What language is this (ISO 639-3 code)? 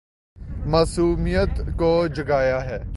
urd